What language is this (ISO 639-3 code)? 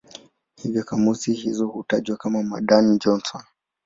swa